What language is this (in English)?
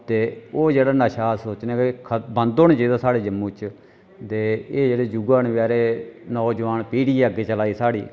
Dogri